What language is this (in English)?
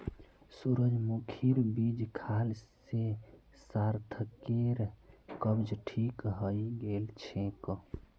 Magahi